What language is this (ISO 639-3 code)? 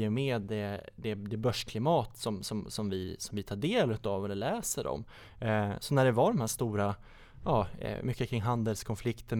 swe